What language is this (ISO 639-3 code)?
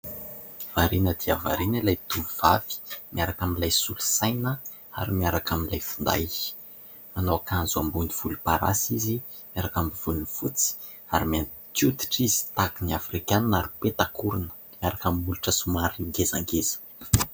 mlg